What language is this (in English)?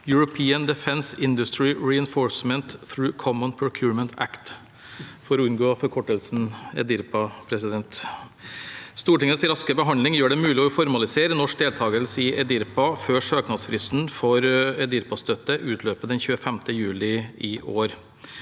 Norwegian